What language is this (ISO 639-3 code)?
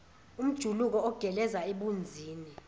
zul